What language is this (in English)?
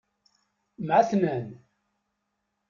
Kabyle